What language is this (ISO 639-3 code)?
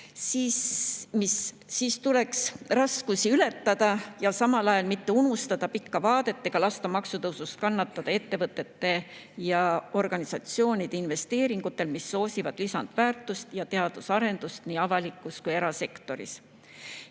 est